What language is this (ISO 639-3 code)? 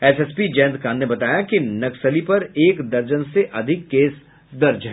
hin